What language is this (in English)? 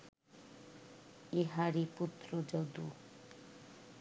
Bangla